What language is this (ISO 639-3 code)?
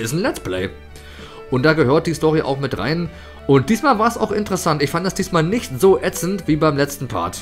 deu